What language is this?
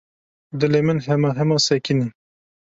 Kurdish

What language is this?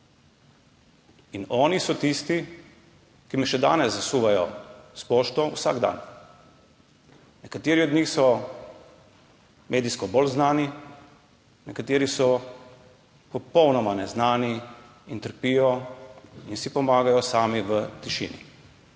Slovenian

